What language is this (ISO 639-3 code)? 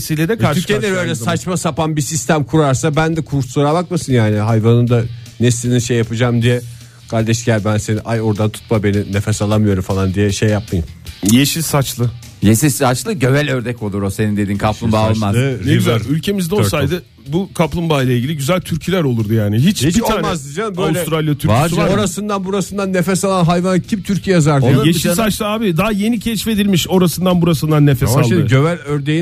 tur